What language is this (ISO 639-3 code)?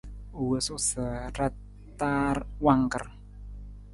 nmz